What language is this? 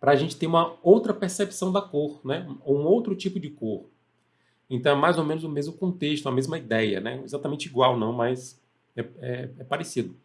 Portuguese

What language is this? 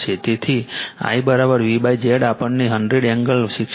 Gujarati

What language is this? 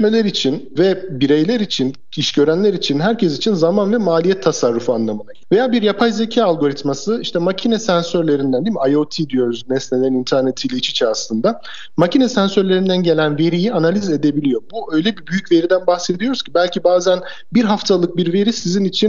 Turkish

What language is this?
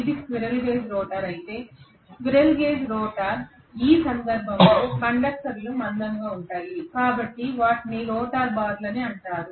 Telugu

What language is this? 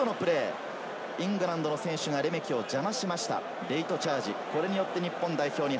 Japanese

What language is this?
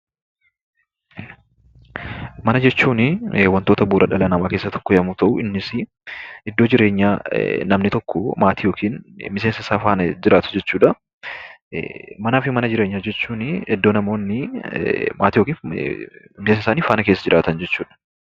Oromo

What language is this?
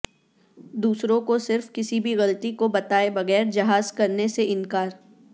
Urdu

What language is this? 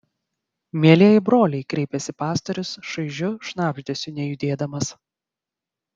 Lithuanian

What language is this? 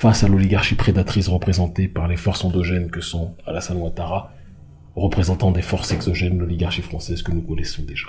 French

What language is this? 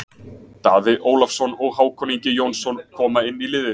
Icelandic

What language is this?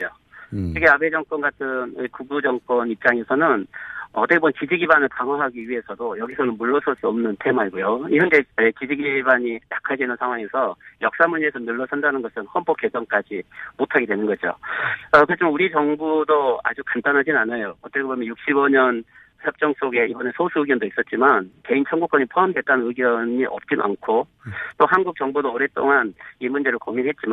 Korean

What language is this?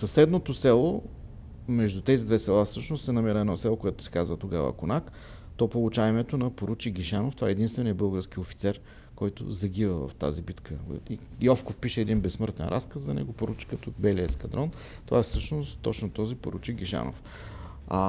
Bulgarian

